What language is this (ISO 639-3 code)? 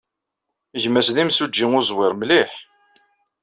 kab